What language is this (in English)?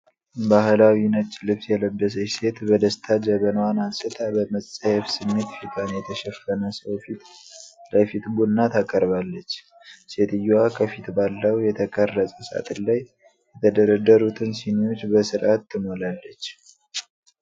Amharic